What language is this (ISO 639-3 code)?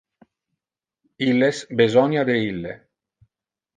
ina